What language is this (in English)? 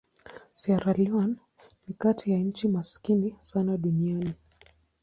Swahili